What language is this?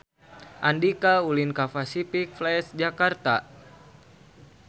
Sundanese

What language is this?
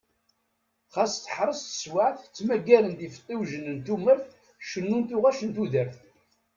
Kabyle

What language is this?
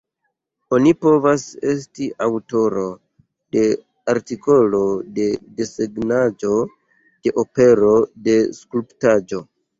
Esperanto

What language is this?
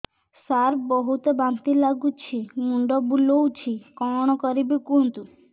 Odia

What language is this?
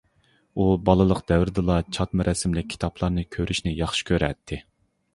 Uyghur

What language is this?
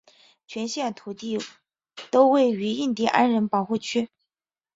Chinese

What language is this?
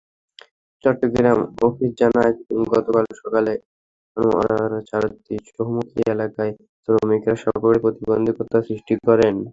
Bangla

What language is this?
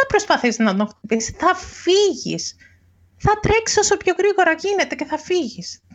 Greek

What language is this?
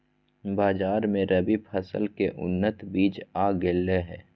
Magahi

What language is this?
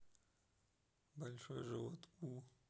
Russian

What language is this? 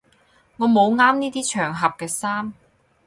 Cantonese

